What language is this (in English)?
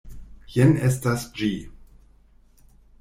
Esperanto